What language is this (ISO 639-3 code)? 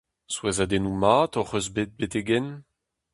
bre